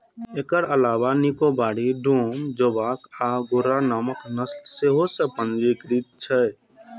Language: Maithili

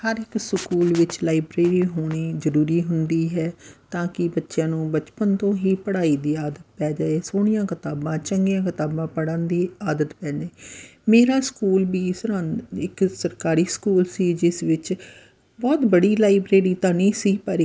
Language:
Punjabi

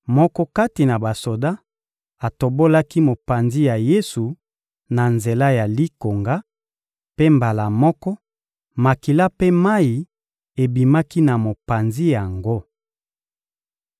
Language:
Lingala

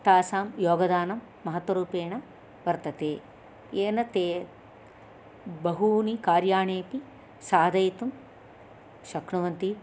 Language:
Sanskrit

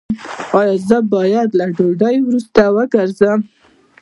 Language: Pashto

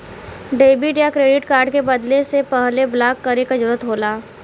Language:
Bhojpuri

